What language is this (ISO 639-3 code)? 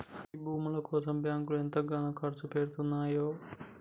tel